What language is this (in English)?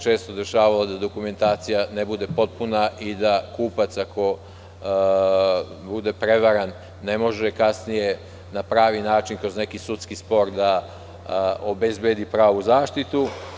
Serbian